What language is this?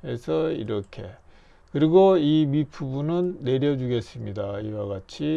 Korean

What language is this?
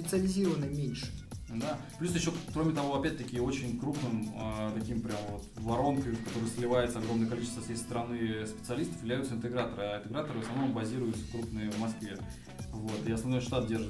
Russian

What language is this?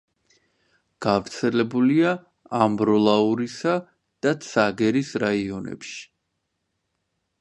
Georgian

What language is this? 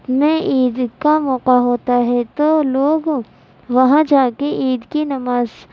Urdu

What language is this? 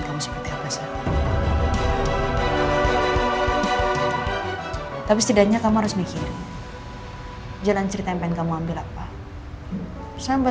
Indonesian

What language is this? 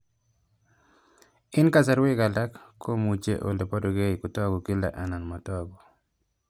Kalenjin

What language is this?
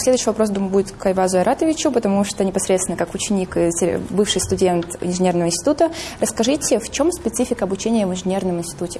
Russian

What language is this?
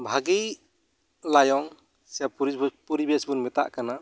Santali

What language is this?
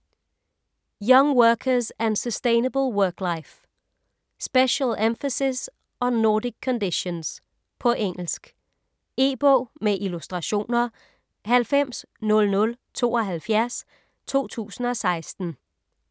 Danish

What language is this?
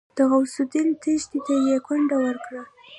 Pashto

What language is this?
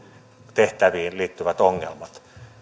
Finnish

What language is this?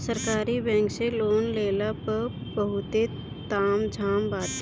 Bhojpuri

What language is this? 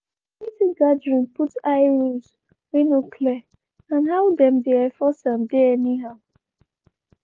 Nigerian Pidgin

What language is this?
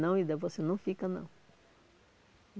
Portuguese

